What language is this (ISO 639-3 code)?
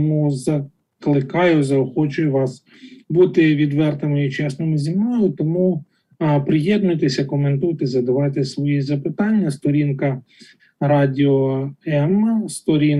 ukr